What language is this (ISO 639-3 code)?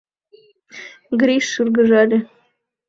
chm